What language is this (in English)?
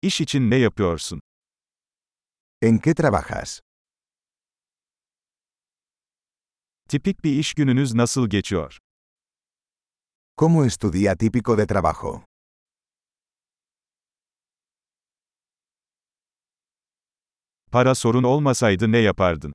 Turkish